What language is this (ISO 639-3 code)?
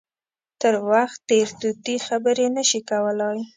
pus